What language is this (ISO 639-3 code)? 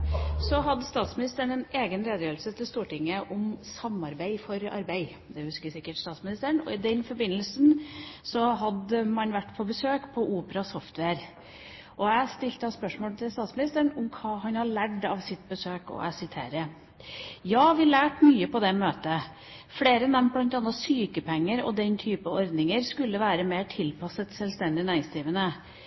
nob